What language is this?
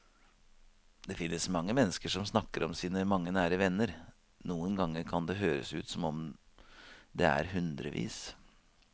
Norwegian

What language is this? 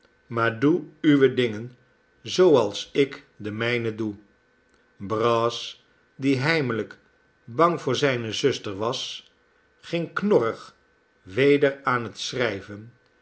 Dutch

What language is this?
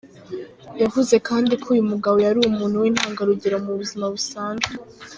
Kinyarwanda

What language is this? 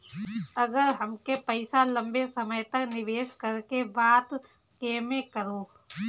Bhojpuri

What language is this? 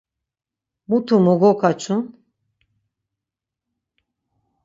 Laz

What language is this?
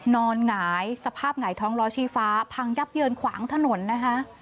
Thai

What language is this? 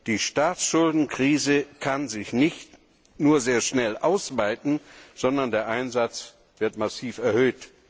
German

